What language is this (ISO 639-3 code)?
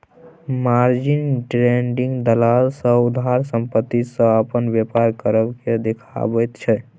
mai